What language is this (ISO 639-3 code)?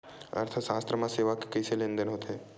hne